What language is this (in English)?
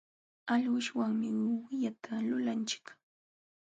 Jauja Wanca Quechua